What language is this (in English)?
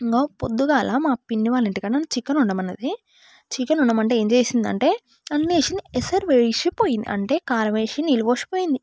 Telugu